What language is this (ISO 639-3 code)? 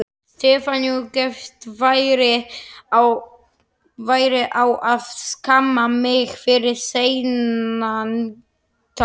isl